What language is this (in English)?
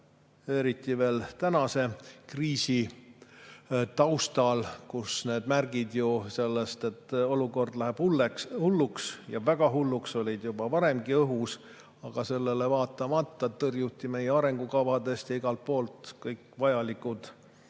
Estonian